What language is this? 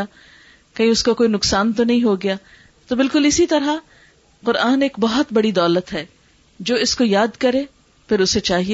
Urdu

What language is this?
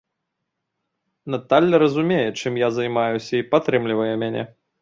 Belarusian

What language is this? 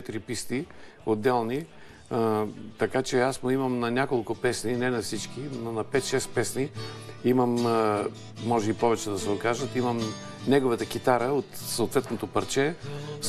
Bulgarian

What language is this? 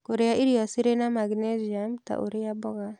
Kikuyu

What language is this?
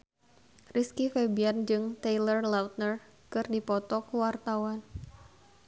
Sundanese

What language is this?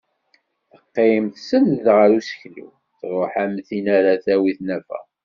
Kabyle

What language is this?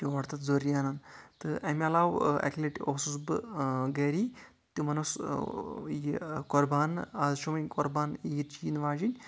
Kashmiri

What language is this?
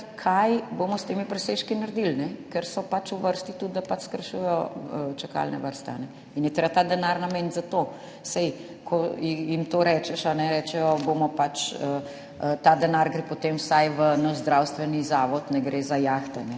Slovenian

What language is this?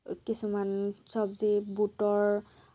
Assamese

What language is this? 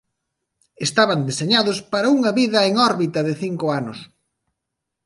Galician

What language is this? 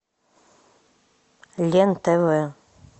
Russian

